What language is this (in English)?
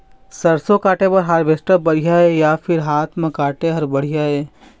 Chhattisgarhi